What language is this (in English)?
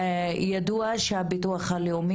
Hebrew